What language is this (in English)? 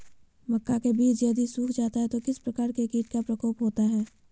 Magahi